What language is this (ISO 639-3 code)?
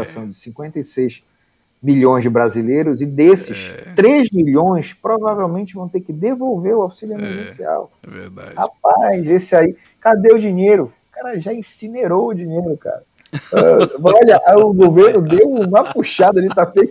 por